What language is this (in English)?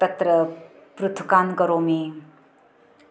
Sanskrit